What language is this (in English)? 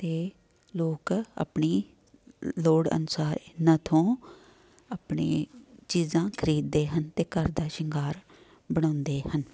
Punjabi